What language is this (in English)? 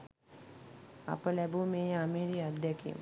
Sinhala